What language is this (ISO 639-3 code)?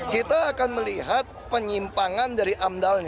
ind